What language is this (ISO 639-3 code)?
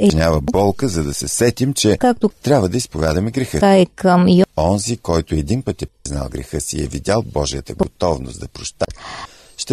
bul